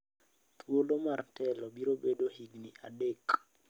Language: Luo (Kenya and Tanzania)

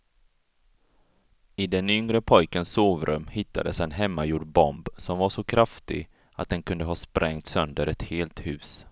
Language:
Swedish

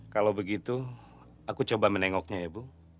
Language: Indonesian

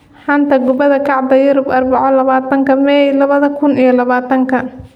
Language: Somali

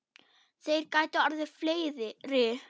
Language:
Icelandic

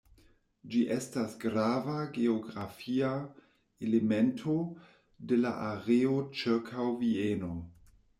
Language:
Esperanto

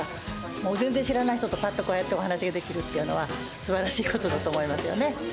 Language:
Japanese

